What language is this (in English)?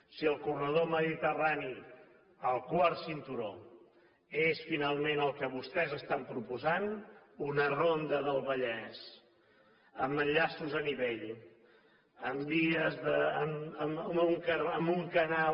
Catalan